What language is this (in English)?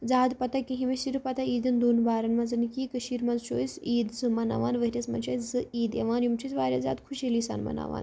Kashmiri